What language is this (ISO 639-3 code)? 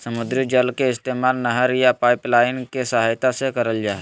mag